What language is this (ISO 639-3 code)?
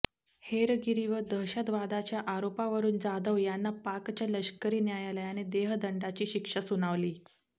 mar